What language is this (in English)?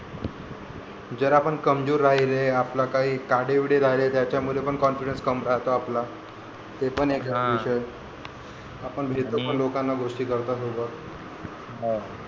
Marathi